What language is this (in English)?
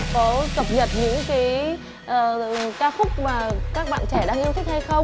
Vietnamese